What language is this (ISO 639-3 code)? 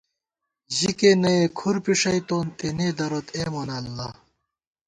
gwt